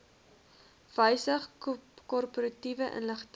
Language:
Afrikaans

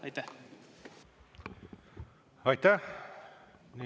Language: Estonian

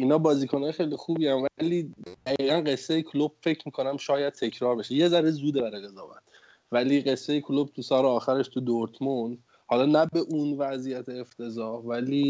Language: Persian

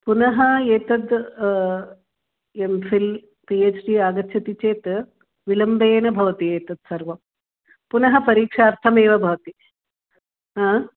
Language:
Sanskrit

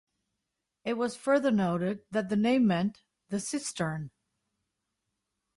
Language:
English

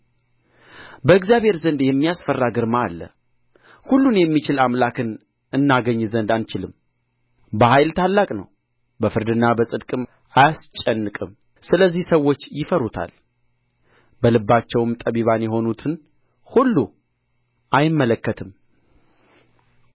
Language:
Amharic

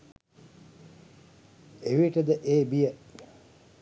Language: Sinhala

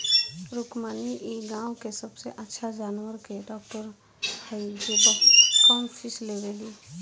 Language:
Bhojpuri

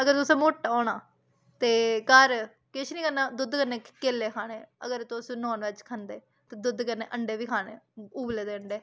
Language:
Dogri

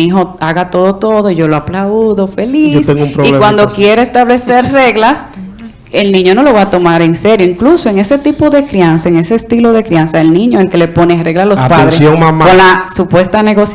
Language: Spanish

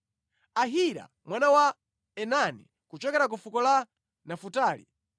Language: Nyanja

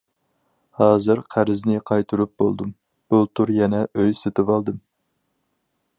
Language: Uyghur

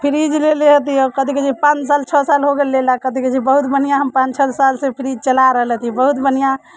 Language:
Maithili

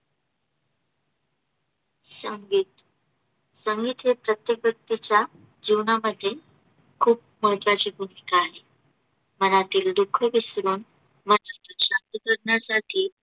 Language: Marathi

